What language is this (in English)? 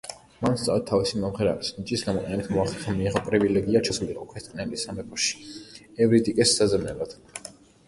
Georgian